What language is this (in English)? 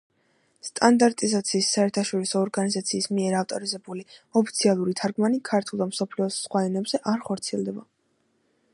Georgian